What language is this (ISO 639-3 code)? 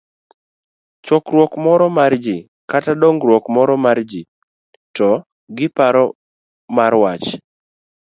luo